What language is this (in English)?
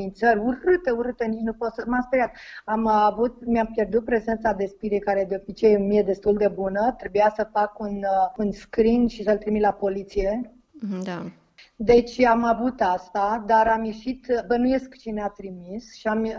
Romanian